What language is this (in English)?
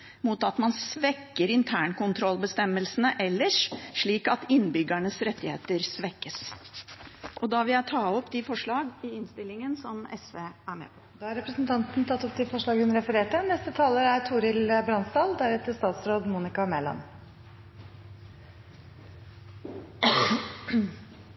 Norwegian Bokmål